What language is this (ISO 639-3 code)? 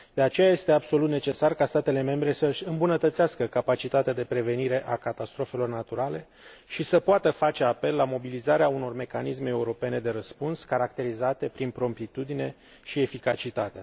ron